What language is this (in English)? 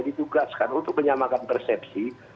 Indonesian